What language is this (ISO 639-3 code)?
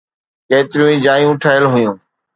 snd